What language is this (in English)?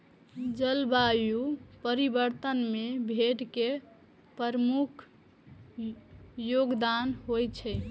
Maithili